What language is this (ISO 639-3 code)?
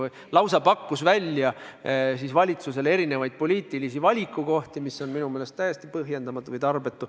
est